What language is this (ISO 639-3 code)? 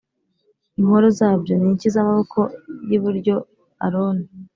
kin